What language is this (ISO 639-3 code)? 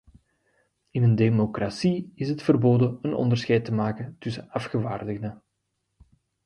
nld